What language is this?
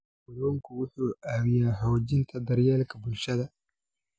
Somali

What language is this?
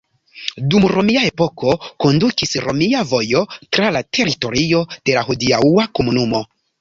Esperanto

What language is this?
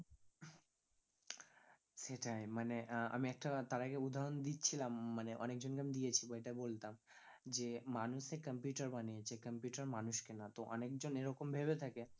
Bangla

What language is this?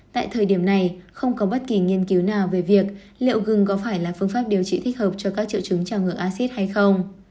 Vietnamese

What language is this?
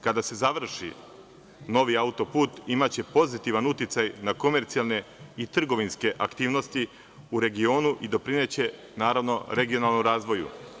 Serbian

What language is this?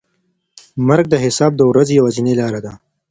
Pashto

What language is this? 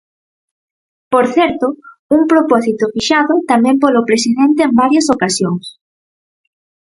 Galician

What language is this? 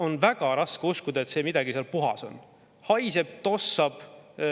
Estonian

